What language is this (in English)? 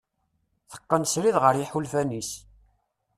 Kabyle